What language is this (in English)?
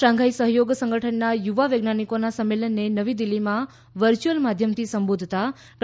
Gujarati